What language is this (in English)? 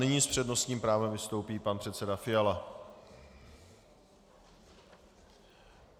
Czech